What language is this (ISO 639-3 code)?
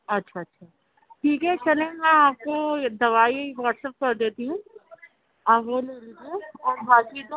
urd